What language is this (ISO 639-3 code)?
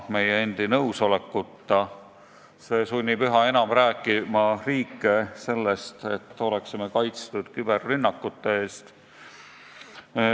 est